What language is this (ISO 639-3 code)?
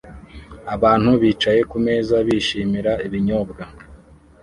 kin